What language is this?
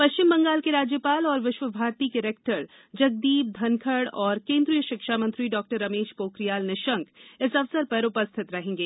Hindi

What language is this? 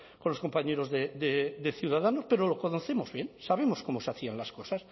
Spanish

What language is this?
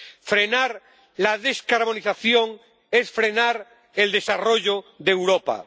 Spanish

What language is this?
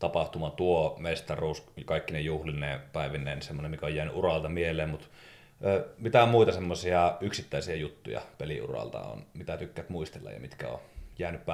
Finnish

